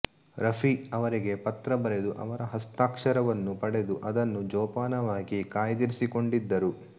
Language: Kannada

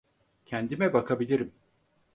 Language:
Turkish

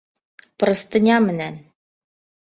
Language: Bashkir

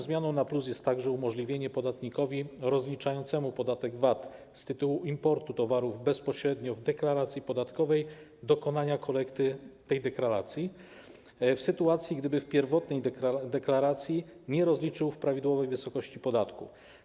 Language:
Polish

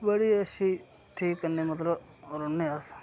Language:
Dogri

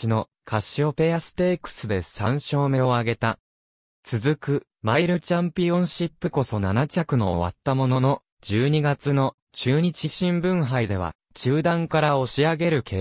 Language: Japanese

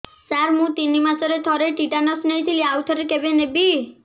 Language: Odia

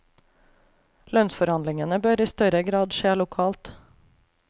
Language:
Norwegian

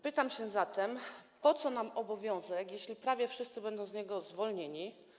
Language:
Polish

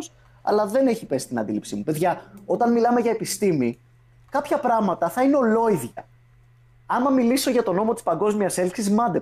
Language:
Greek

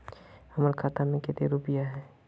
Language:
Magahi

